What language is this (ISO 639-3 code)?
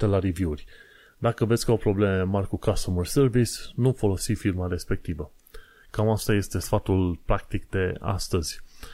ron